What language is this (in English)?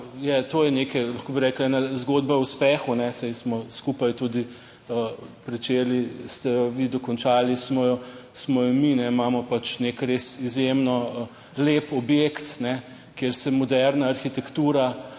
Slovenian